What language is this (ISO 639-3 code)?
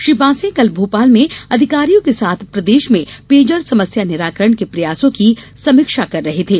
hin